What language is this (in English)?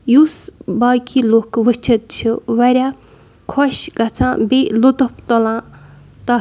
Kashmiri